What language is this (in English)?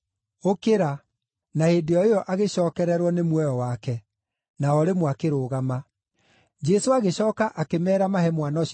Kikuyu